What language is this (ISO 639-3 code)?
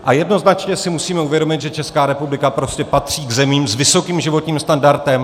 ces